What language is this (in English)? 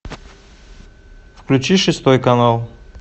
Russian